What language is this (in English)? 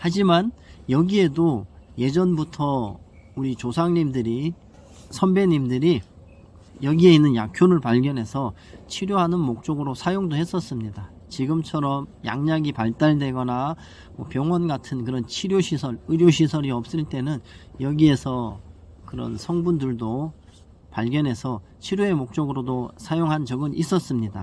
Korean